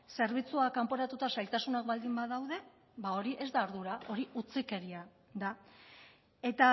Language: Basque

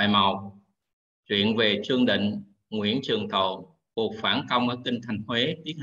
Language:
Vietnamese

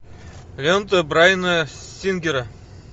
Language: Russian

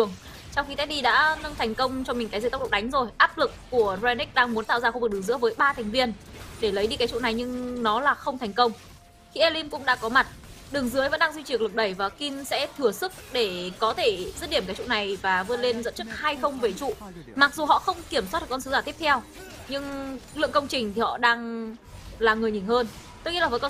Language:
Vietnamese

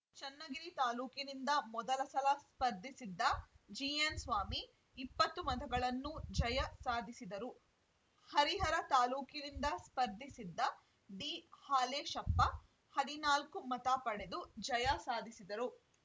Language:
Kannada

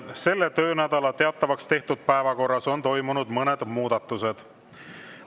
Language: Estonian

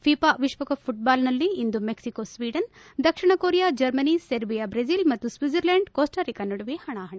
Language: Kannada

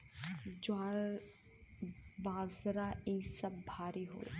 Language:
Bhojpuri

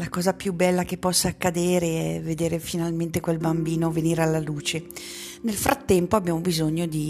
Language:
Italian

